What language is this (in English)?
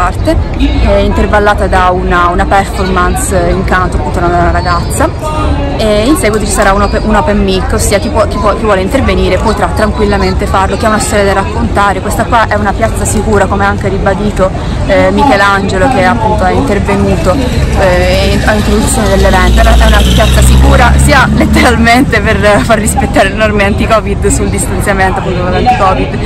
Italian